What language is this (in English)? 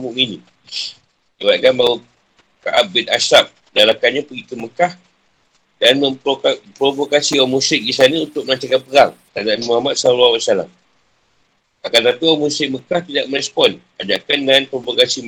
Malay